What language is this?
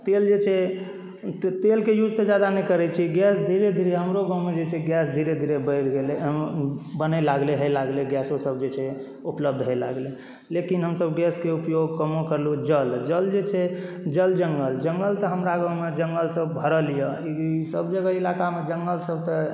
Maithili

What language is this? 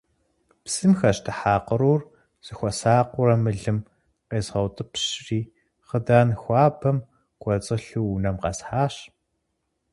Kabardian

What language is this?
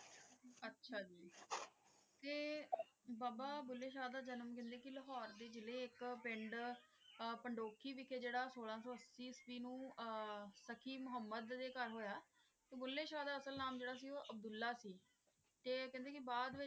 Punjabi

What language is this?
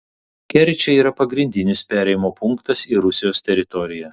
Lithuanian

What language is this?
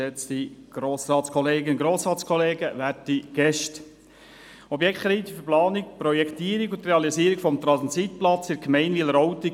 Swiss German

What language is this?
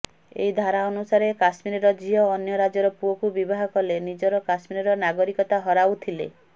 Odia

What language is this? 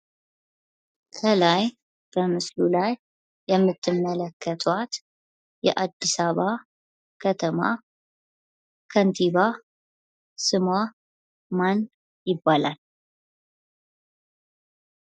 Amharic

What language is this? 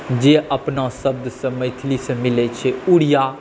Maithili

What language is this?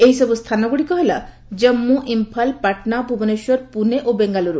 Odia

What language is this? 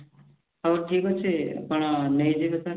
Odia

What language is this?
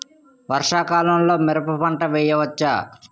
Telugu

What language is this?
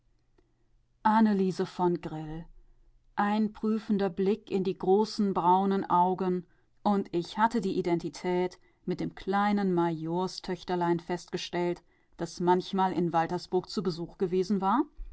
German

